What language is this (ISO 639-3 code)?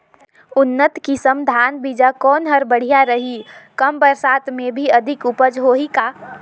hne